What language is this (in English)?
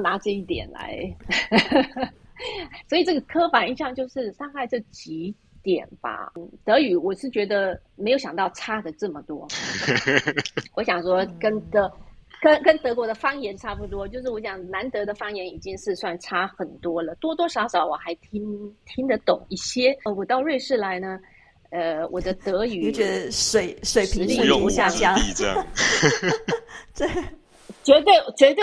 Chinese